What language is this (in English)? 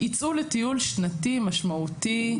Hebrew